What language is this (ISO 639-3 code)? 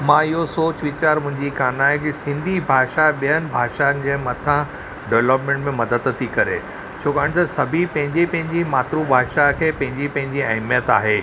snd